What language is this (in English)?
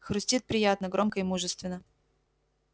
Russian